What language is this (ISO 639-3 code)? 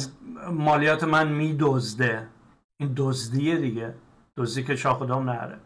fas